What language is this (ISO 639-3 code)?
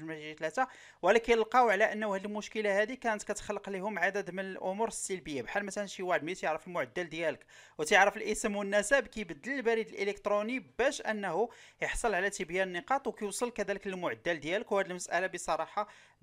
ara